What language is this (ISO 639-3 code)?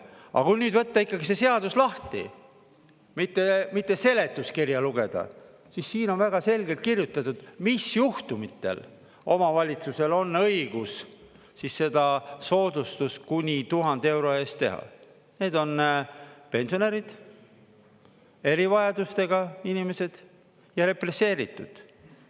est